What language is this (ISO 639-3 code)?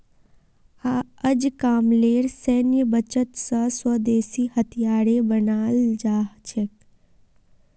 mag